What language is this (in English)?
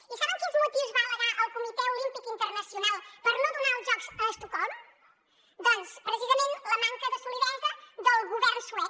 Catalan